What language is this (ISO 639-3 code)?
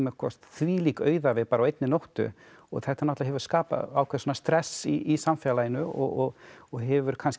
isl